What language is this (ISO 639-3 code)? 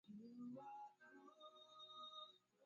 swa